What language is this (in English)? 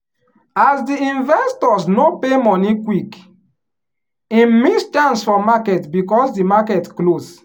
Nigerian Pidgin